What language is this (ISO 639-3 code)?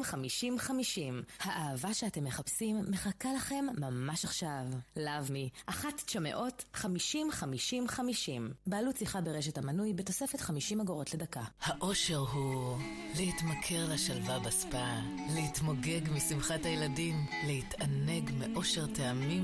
heb